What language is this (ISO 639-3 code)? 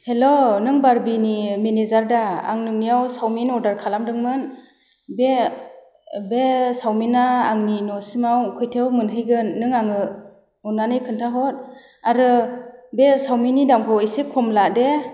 brx